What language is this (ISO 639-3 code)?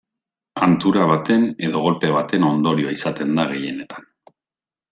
eus